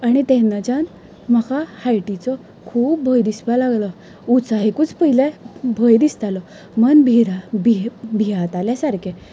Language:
Konkani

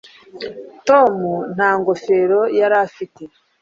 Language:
Kinyarwanda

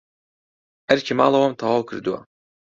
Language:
Central Kurdish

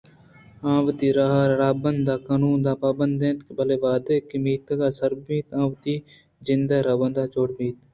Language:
Eastern Balochi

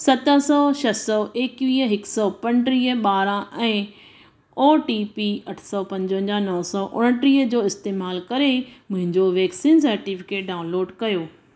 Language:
Sindhi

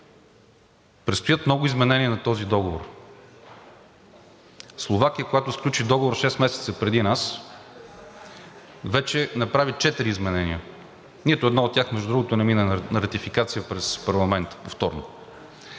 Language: Bulgarian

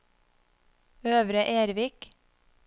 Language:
Norwegian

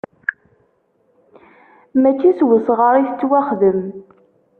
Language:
Kabyle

